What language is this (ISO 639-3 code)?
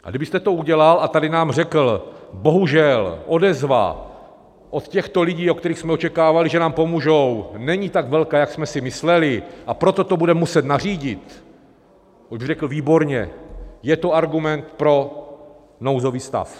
ces